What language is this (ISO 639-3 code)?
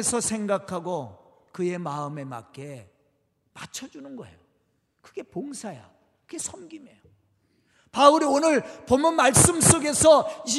kor